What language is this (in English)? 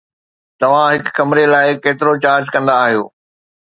Sindhi